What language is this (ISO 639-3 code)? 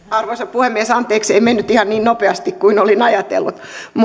fin